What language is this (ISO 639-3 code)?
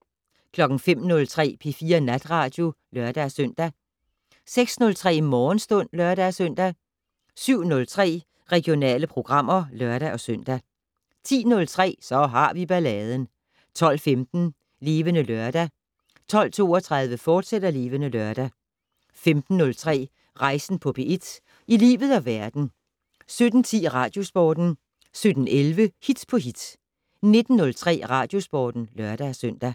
dan